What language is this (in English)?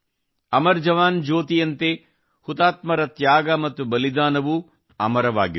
Kannada